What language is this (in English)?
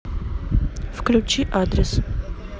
Russian